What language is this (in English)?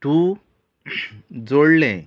Konkani